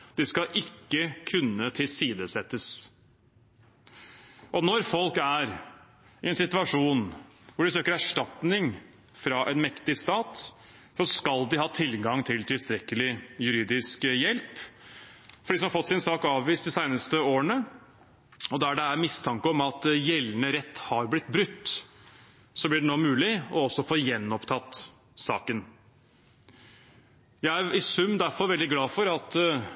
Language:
Norwegian Bokmål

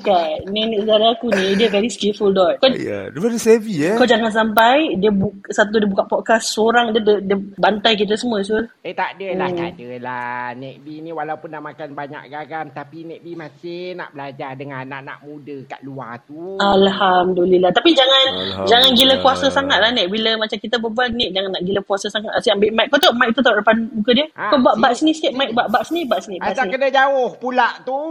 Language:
Malay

